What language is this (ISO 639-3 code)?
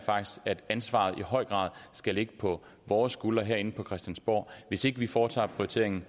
dan